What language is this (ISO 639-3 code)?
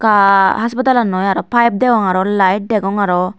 ccp